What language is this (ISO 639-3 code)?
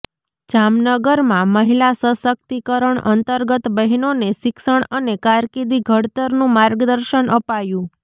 guj